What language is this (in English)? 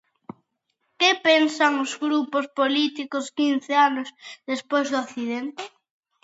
Galician